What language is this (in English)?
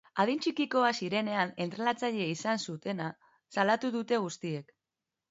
Basque